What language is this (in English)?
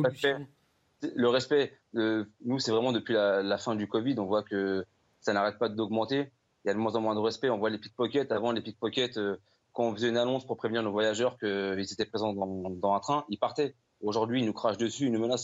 French